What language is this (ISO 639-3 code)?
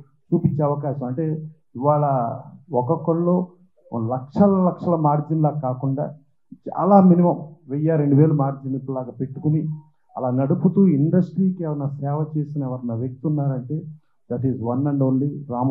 tel